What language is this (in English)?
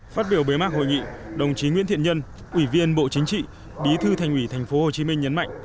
Vietnamese